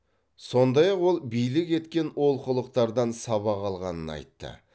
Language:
Kazakh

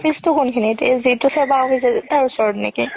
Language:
Assamese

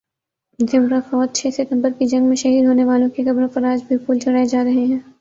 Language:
Urdu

